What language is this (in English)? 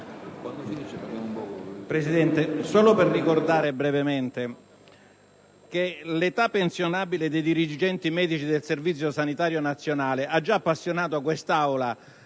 Italian